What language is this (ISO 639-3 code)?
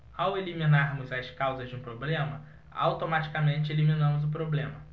por